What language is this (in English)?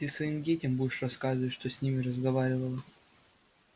Russian